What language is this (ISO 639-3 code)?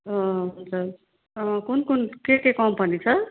nep